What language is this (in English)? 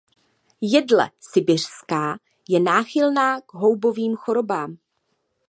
Czech